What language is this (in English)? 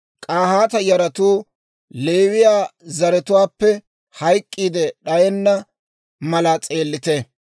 Dawro